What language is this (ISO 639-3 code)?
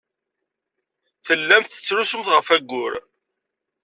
kab